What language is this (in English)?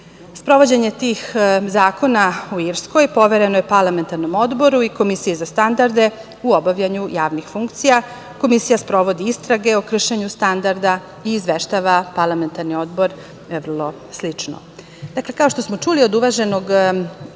Serbian